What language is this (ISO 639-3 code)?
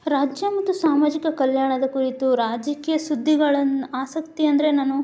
kan